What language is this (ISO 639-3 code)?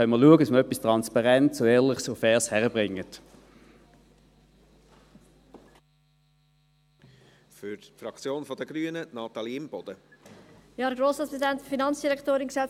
gsw